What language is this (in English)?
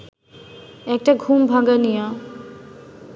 Bangla